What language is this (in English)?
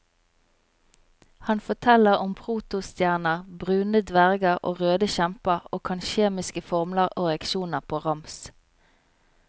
Norwegian